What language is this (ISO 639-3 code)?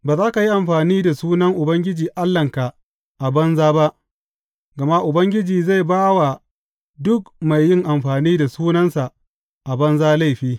hau